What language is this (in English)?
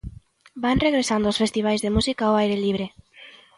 Galician